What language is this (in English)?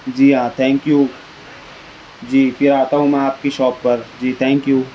Urdu